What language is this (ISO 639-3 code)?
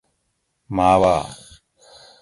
gwc